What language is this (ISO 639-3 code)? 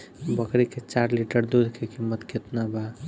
bho